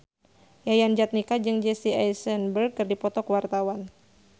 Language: Sundanese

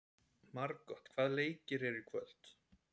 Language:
Icelandic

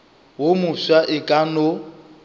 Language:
Northern Sotho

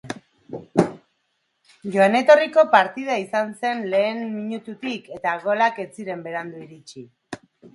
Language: Basque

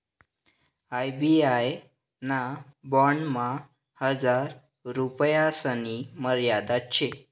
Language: Marathi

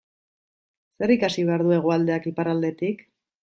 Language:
Basque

